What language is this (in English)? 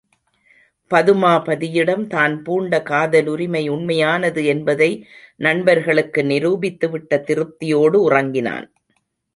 Tamil